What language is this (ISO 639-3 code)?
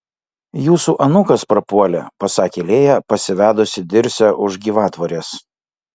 lit